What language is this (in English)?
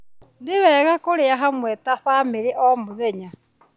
Kikuyu